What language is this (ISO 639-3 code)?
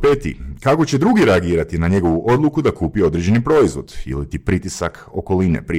hrv